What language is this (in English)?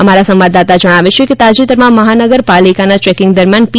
Gujarati